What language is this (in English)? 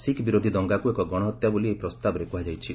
Odia